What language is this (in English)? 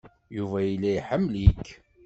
Kabyle